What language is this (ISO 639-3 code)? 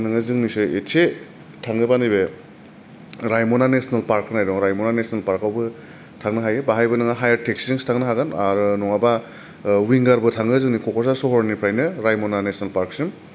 brx